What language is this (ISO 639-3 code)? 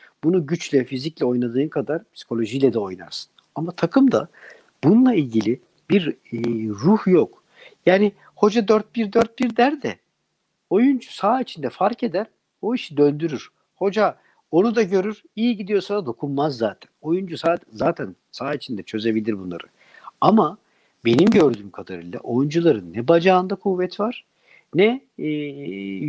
tur